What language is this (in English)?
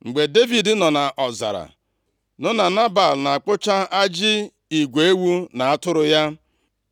Igbo